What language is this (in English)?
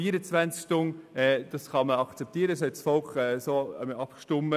Swiss German